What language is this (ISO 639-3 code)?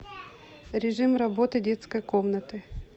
rus